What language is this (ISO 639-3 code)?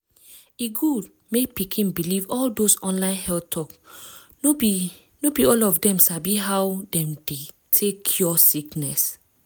pcm